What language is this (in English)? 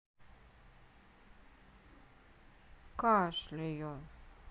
Russian